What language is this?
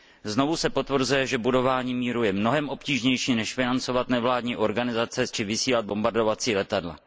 Czech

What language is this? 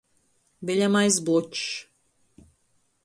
Latgalian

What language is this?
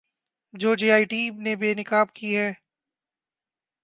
Urdu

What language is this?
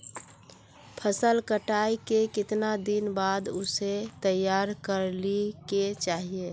Magahi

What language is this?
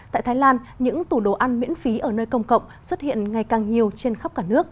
Vietnamese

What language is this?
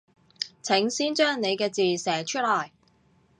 Cantonese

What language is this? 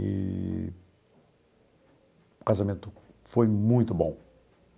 Portuguese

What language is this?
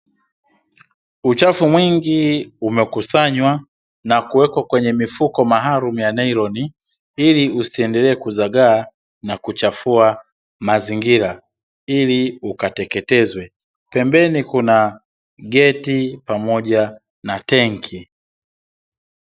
Swahili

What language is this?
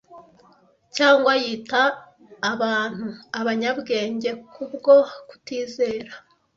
Kinyarwanda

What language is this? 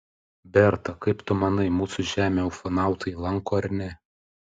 Lithuanian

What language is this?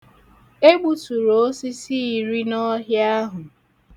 Igbo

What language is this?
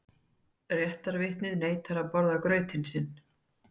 Icelandic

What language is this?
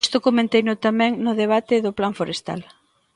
Galician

